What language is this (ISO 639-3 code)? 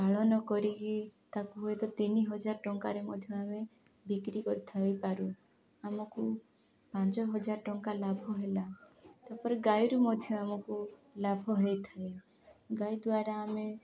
ori